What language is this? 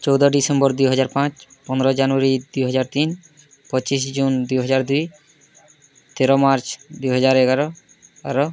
Odia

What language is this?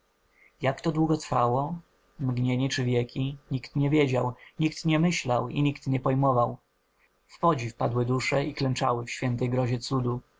Polish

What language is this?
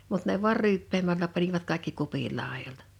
Finnish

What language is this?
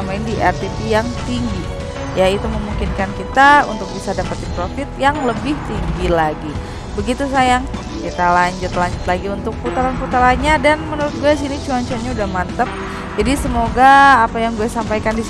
Indonesian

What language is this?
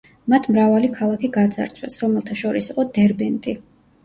Georgian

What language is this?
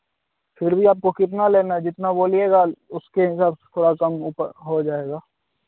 Hindi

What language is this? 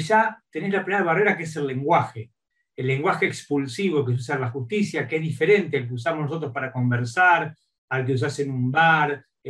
Spanish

